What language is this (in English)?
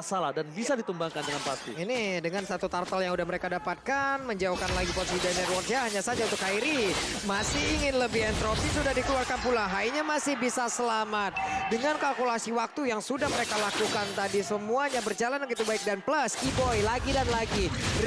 Indonesian